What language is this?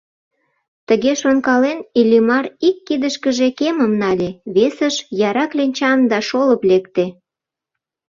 Mari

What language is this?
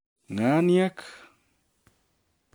Kalenjin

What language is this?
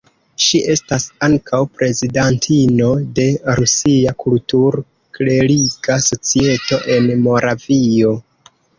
Esperanto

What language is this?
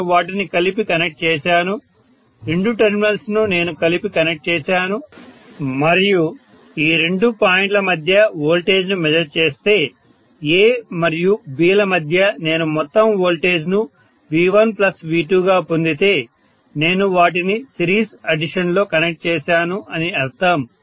Telugu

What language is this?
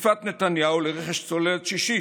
Hebrew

